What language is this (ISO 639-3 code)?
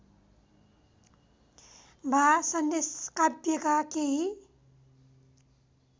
nep